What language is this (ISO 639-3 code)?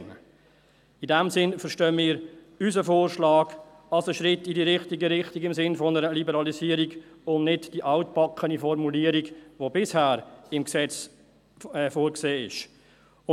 gsw